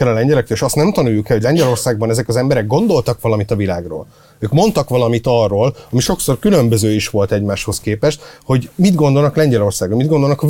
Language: Hungarian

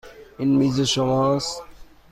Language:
Persian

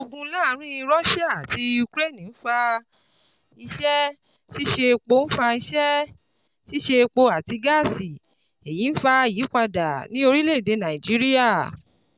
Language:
Yoruba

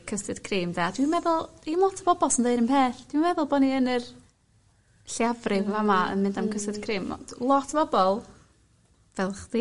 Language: Welsh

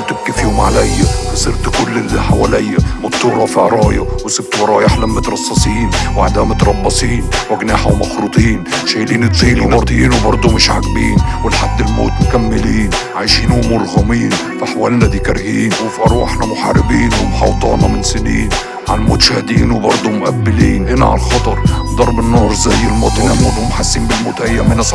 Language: Arabic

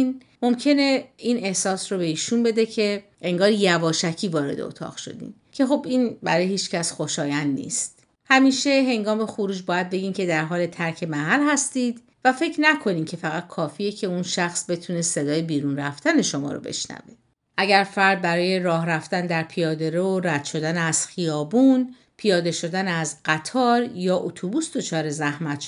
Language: Persian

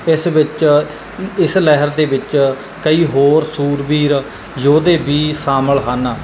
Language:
Punjabi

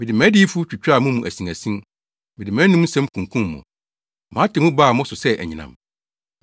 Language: Akan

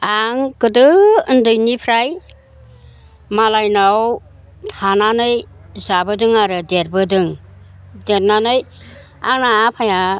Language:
Bodo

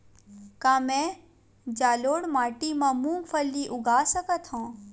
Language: Chhattisgarhi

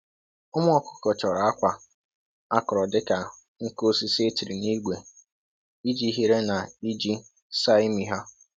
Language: Igbo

